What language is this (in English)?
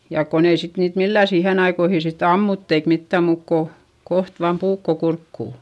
Finnish